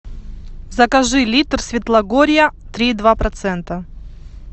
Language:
Russian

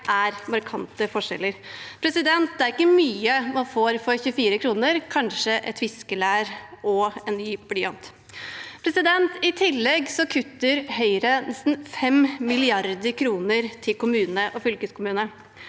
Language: Norwegian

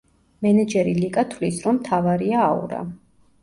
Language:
Georgian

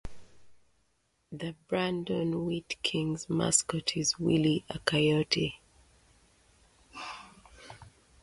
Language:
English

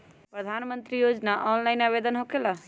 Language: Magahi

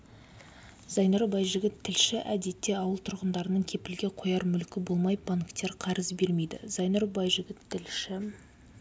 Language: Kazakh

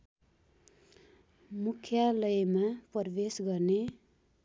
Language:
Nepali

